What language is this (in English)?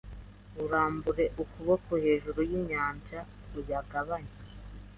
Kinyarwanda